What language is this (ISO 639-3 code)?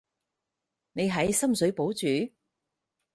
yue